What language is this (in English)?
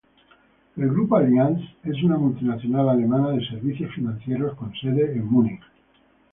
Spanish